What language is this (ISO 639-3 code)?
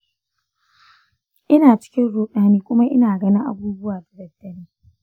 hau